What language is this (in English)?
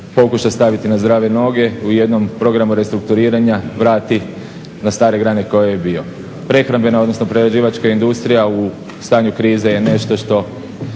Croatian